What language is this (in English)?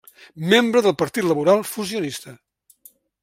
Catalan